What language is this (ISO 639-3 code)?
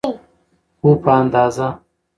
pus